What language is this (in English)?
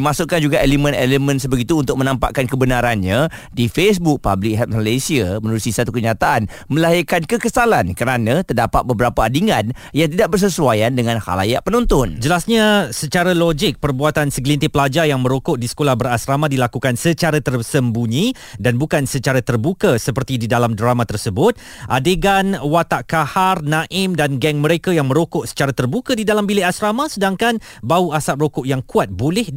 Malay